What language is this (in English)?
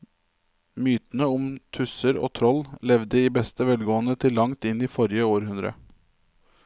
Norwegian